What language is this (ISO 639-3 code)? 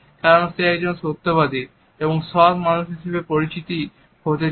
ben